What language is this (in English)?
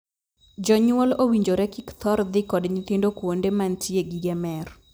Luo (Kenya and Tanzania)